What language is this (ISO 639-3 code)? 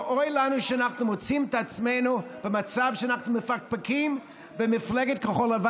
heb